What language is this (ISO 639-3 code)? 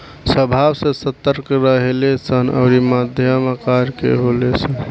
bho